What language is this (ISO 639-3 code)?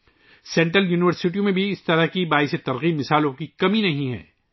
urd